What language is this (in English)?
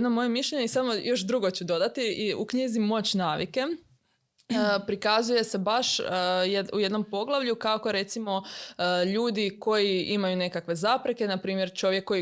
Croatian